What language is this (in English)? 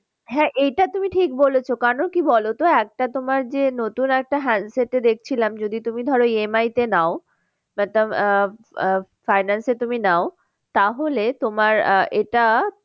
Bangla